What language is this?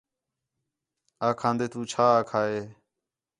Khetrani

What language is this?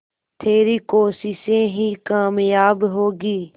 Hindi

